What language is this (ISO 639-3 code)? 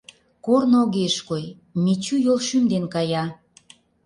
chm